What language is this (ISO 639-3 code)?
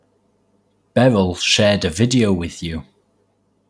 eng